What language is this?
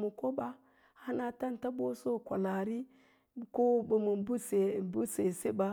Lala-Roba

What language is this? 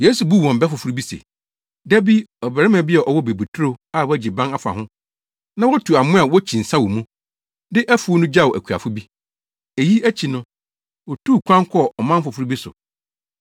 Akan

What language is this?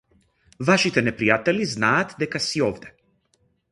Macedonian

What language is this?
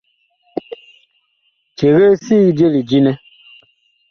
Bakoko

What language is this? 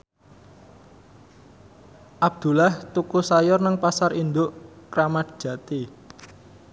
Javanese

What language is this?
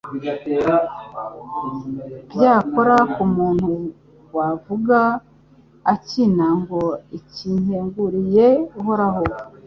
Kinyarwanda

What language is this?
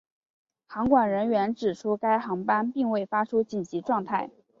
Chinese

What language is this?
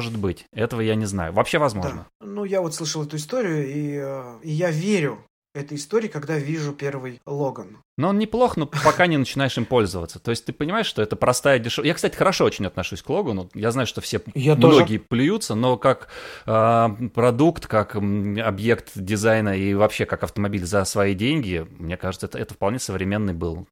Russian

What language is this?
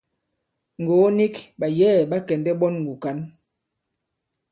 Bankon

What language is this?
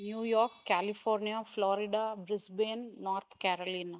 Sanskrit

